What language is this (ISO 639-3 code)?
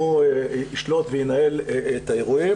heb